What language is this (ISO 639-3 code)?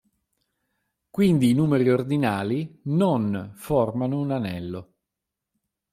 ita